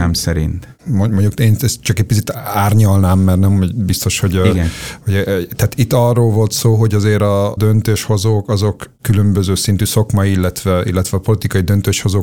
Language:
Hungarian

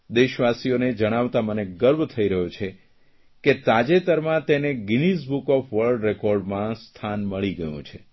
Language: Gujarati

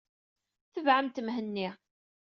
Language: Kabyle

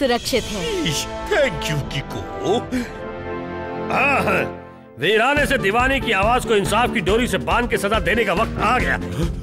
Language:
Hindi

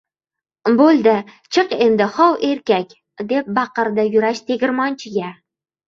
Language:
Uzbek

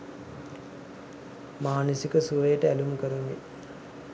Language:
Sinhala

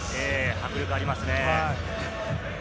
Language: Japanese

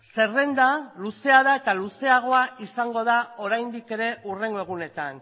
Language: Basque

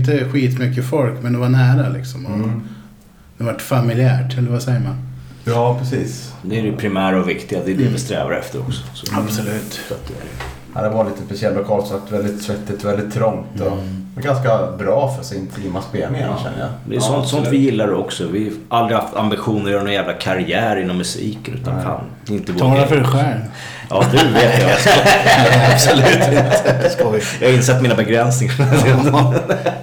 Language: Swedish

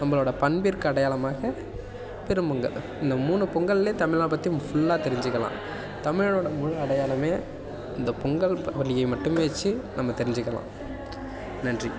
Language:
Tamil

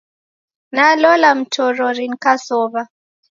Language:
Taita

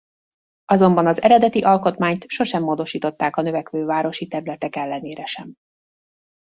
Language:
Hungarian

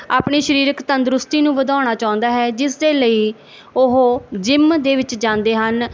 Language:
Punjabi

